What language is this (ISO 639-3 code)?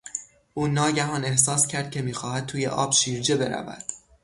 fas